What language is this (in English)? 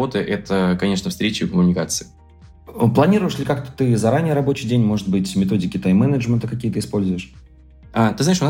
Russian